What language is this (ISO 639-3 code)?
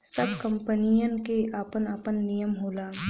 bho